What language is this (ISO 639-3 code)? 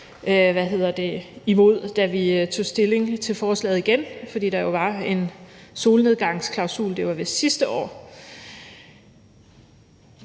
dan